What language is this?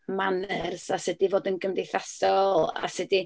Welsh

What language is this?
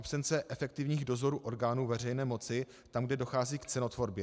Czech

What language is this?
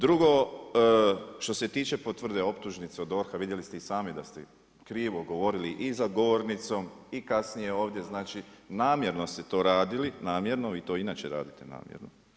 Croatian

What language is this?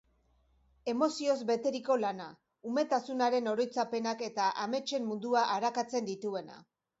Basque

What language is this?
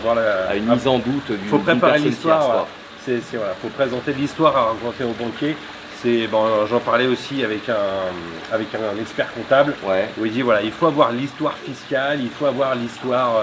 French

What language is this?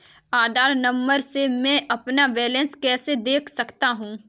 Hindi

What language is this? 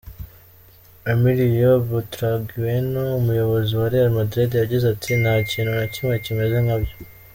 Kinyarwanda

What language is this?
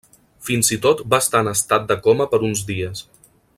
Catalan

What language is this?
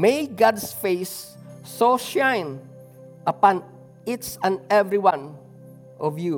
Filipino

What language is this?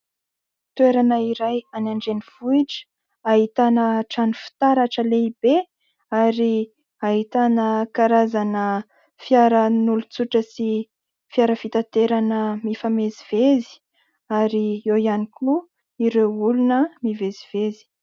Malagasy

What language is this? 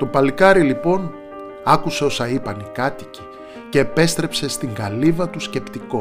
Greek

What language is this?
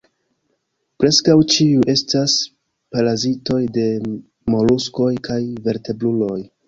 Esperanto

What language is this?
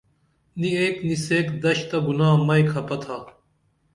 Dameli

